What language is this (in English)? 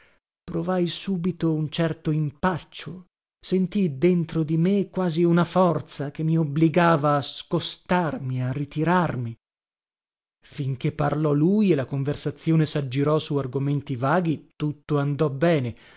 Italian